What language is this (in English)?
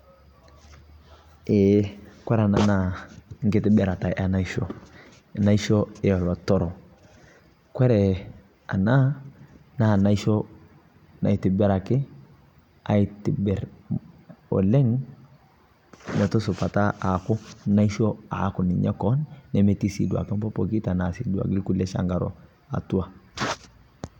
Masai